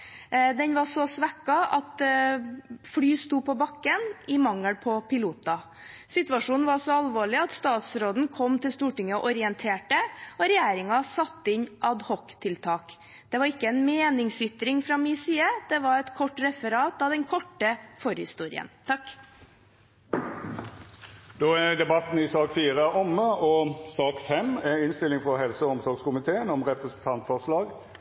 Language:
Norwegian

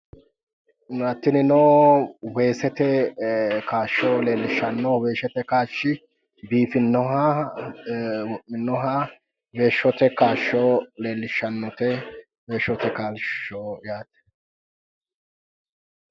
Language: Sidamo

